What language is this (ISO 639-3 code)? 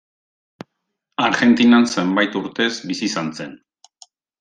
eus